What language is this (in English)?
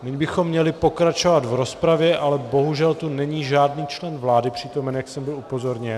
Czech